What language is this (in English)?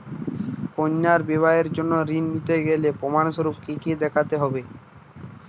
Bangla